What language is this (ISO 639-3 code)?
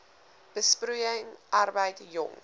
afr